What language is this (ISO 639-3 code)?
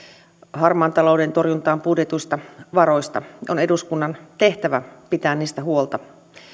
fin